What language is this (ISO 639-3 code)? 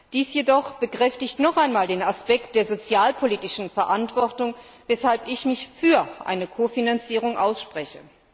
deu